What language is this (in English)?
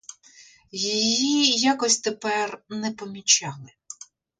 Ukrainian